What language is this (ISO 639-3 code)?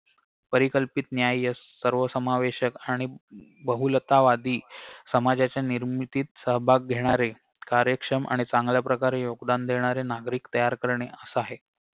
mar